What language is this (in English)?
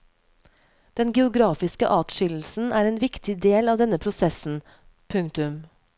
Norwegian